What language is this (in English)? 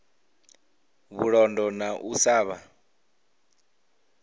Venda